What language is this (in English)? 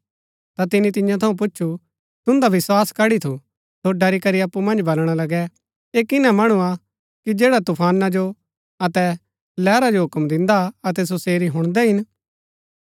Gaddi